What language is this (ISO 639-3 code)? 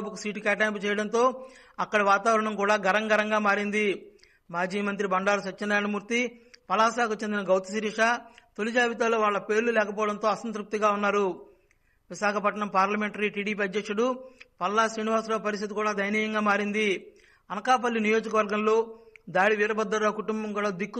tel